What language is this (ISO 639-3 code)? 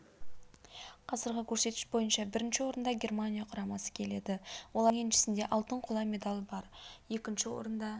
kaz